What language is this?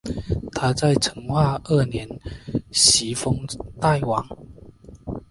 Chinese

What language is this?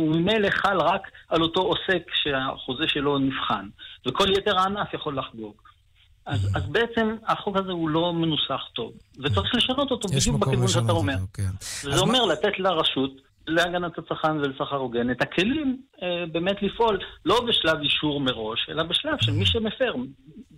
Hebrew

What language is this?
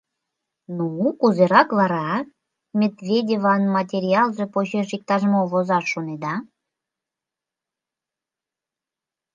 Mari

